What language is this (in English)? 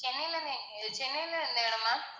Tamil